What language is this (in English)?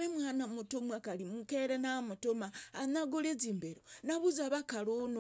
Logooli